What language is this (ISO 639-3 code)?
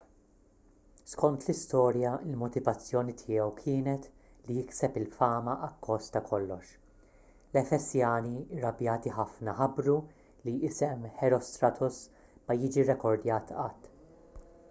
mlt